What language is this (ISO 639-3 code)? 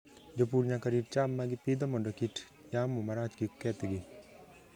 luo